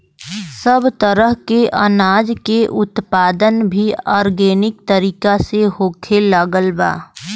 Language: Bhojpuri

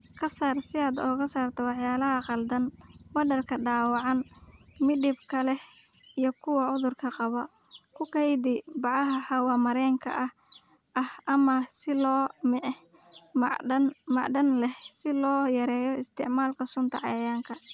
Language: Somali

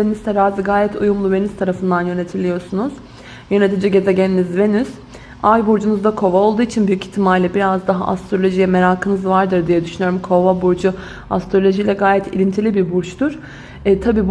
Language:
Turkish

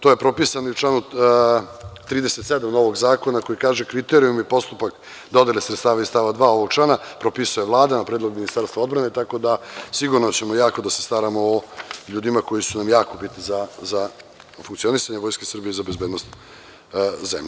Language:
Serbian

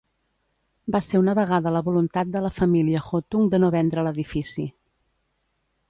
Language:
Catalan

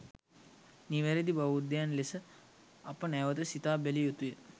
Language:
Sinhala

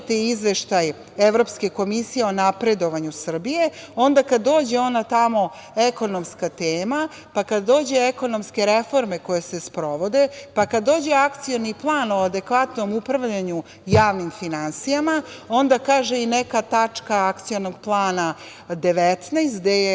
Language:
Serbian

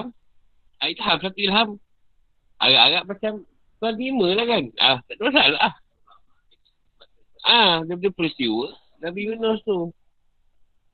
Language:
Malay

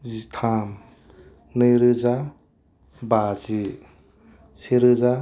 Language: Bodo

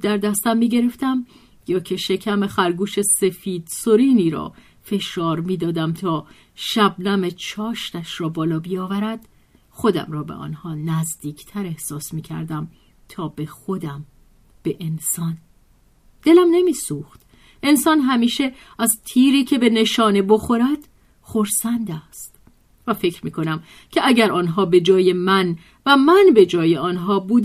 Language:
Persian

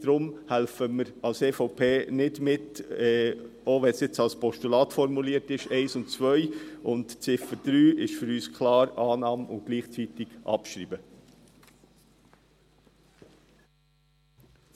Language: Swiss German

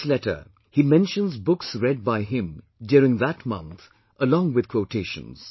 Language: English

